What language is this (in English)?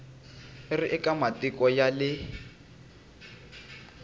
Tsonga